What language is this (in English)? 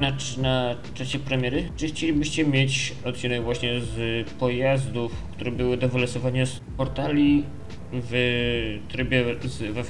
Polish